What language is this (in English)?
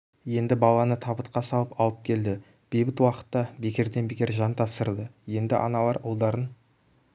Kazakh